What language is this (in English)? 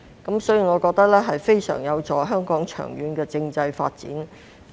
Cantonese